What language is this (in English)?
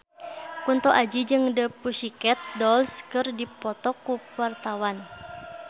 Sundanese